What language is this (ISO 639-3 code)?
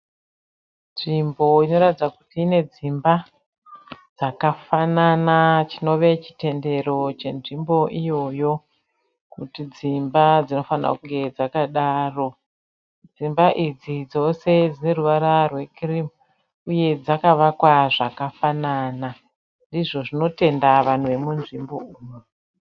sna